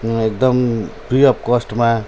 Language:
Nepali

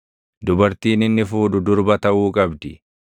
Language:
Oromo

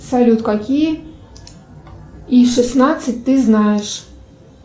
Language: Russian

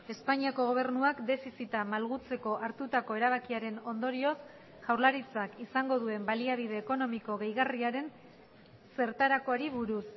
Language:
Basque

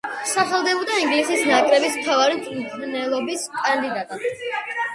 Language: Georgian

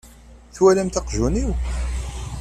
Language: Kabyle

